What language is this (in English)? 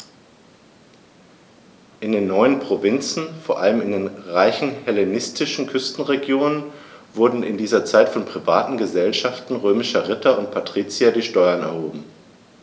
German